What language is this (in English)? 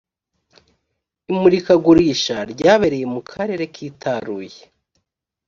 Kinyarwanda